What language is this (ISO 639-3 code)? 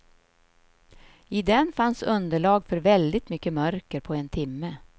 swe